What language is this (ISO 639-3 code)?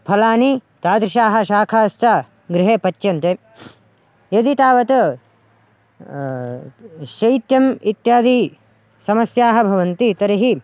san